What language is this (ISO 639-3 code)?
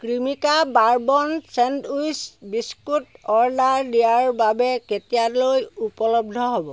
asm